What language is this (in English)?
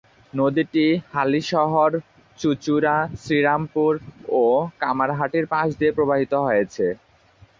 Bangla